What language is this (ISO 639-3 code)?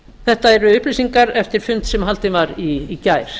isl